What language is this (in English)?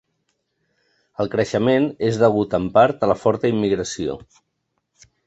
Catalan